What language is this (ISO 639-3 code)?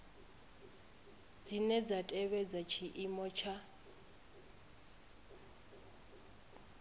ven